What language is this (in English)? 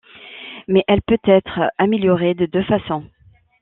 French